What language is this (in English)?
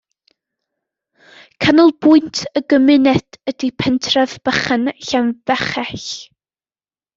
Welsh